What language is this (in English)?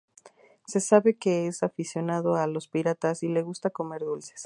Spanish